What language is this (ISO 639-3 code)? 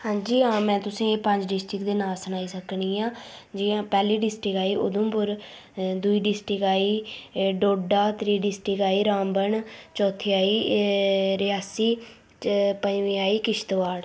doi